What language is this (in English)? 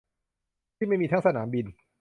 Thai